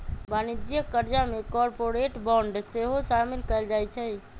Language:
Magahi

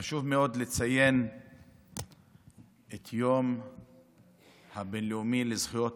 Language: Hebrew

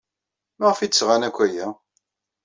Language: Kabyle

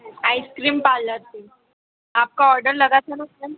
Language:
Hindi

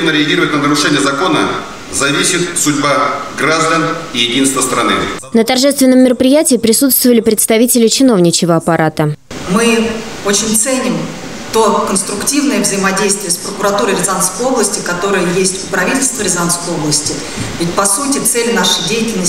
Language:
Russian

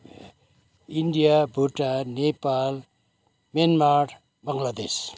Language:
Nepali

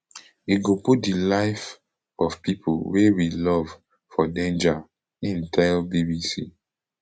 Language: Nigerian Pidgin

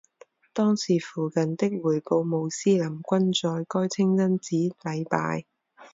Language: Chinese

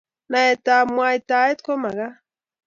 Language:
Kalenjin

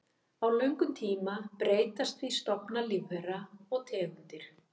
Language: Icelandic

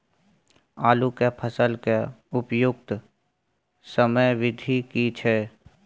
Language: Maithili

